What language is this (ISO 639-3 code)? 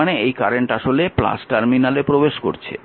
ben